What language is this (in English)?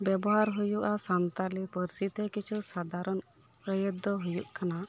Santali